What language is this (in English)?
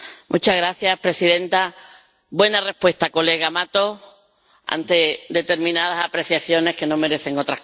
Spanish